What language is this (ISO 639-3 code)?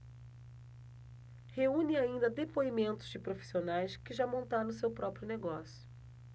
por